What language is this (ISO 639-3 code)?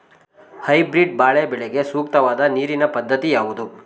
kan